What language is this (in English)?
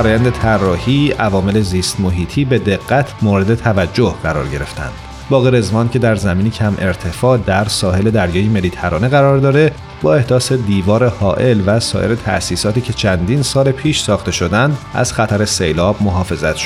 Persian